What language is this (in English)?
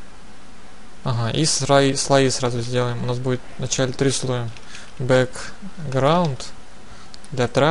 Russian